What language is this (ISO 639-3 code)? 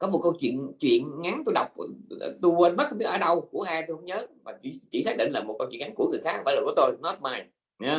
vie